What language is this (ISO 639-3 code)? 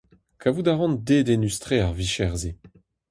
bre